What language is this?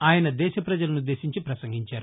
Telugu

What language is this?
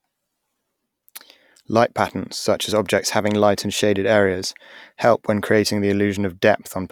English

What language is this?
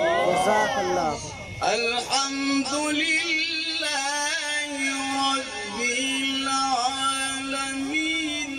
Arabic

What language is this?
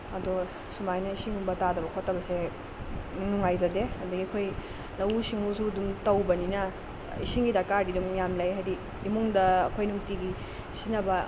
Manipuri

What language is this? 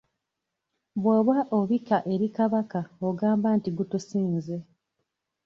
Ganda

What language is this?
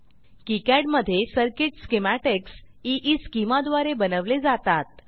Marathi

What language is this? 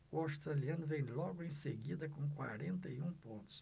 Portuguese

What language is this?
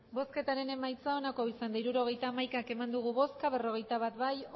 Basque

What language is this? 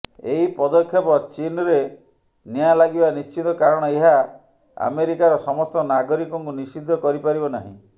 Odia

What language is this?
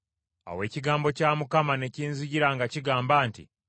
Ganda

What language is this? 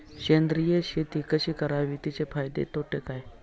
Marathi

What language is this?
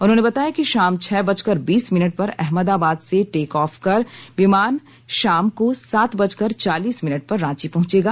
Hindi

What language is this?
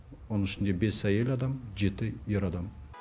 Kazakh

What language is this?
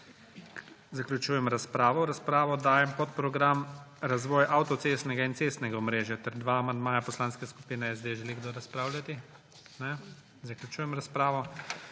Slovenian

